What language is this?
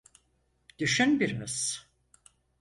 Turkish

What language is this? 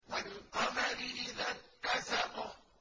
Arabic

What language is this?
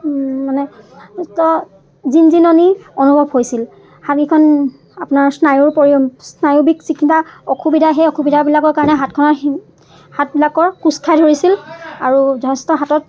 Assamese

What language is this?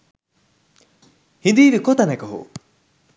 Sinhala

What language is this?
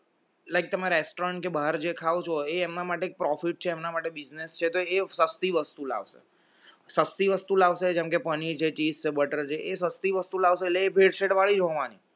Gujarati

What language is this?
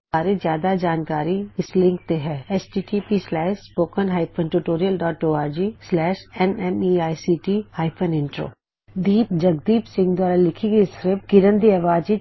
Punjabi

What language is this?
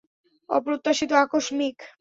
Bangla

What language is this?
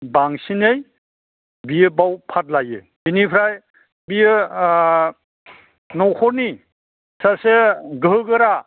Bodo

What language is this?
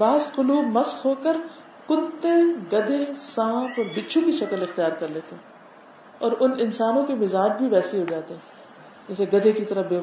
Urdu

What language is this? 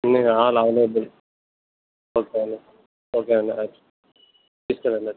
Telugu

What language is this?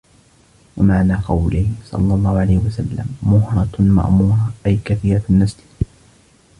Arabic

